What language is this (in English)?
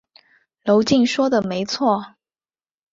Chinese